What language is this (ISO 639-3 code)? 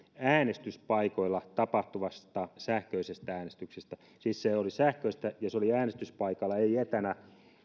fin